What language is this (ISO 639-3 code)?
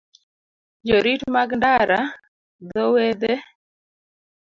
luo